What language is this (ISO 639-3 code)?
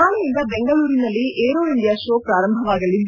kan